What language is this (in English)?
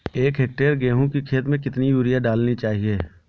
Hindi